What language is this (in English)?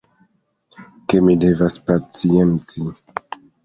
Esperanto